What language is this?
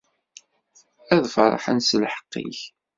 Kabyle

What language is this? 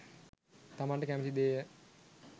Sinhala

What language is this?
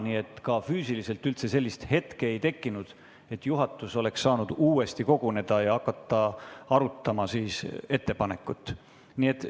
Estonian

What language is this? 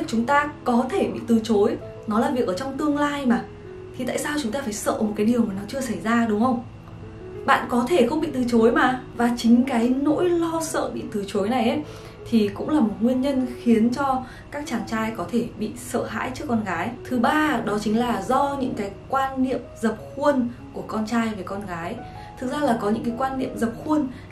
Vietnamese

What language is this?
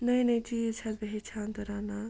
Kashmiri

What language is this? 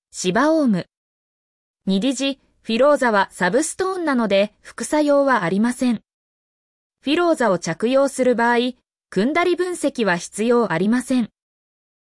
Japanese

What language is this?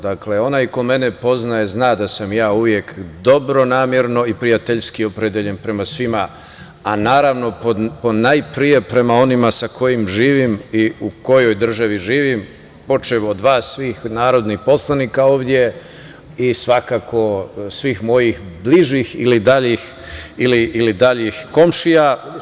Serbian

